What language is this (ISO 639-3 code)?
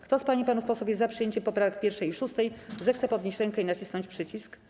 pol